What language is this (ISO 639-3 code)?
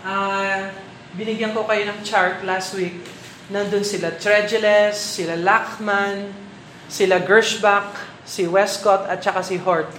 fil